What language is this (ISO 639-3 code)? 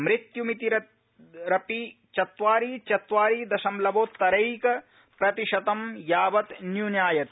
san